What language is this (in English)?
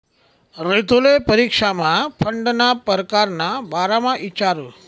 Marathi